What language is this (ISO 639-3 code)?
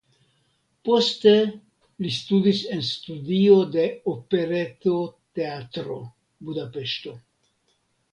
epo